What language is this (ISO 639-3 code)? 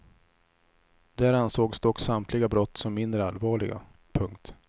swe